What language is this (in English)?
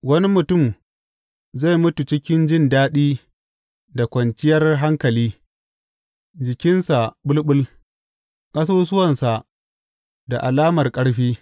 Hausa